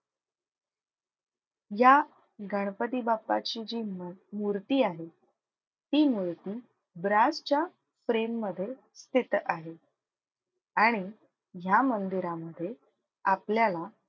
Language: Marathi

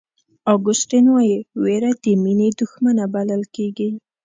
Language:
Pashto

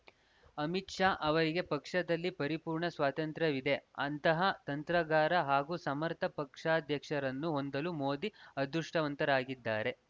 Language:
Kannada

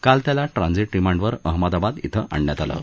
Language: Marathi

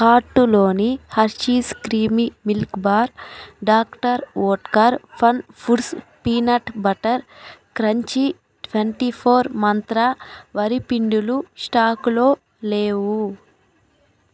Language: Telugu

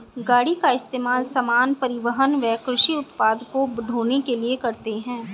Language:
Hindi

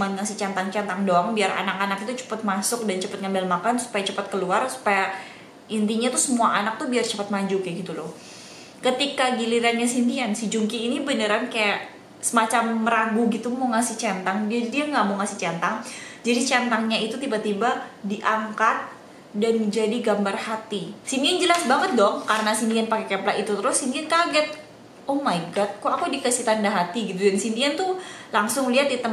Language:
Indonesian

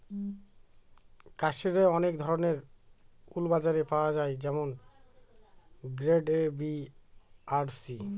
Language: Bangla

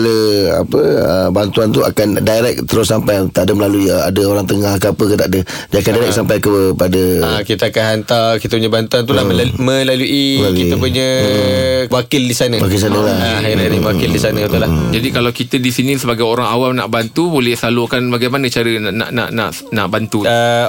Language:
Malay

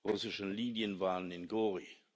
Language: German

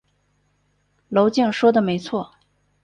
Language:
Chinese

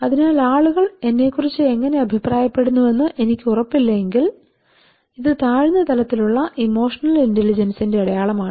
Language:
Malayalam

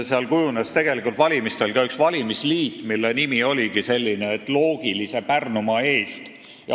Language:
Estonian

